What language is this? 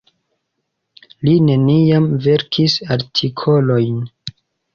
Esperanto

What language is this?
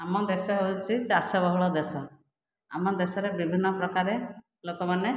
Odia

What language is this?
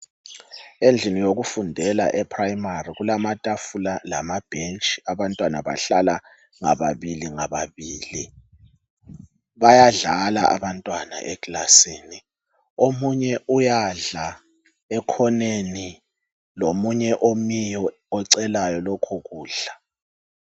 North Ndebele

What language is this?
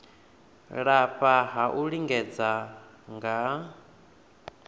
Venda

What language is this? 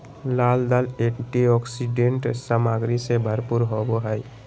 Magahi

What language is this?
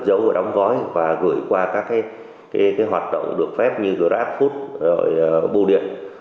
Vietnamese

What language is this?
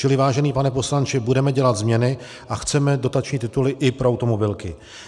Czech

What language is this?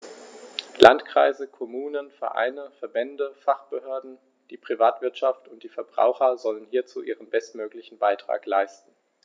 German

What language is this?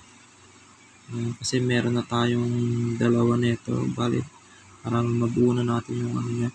Filipino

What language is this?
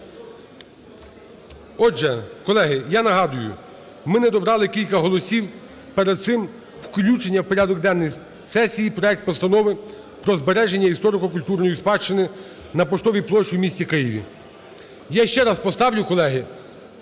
Ukrainian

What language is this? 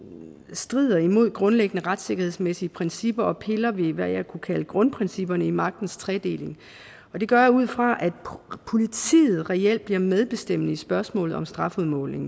Danish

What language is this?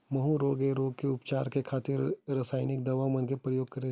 Chhattisgarhi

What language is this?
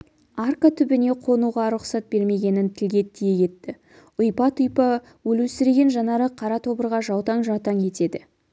Kazakh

